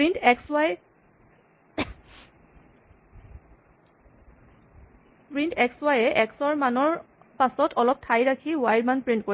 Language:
Assamese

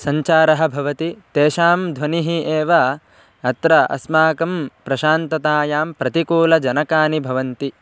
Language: Sanskrit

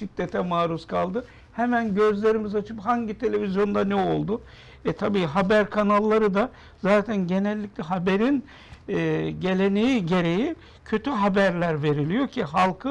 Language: Turkish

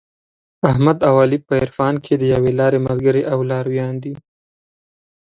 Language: Pashto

